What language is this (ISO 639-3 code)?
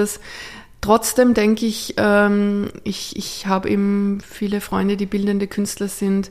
deu